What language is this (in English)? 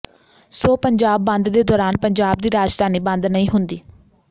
Punjabi